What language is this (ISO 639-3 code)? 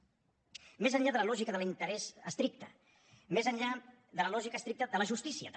cat